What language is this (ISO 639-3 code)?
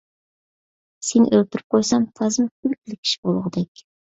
uig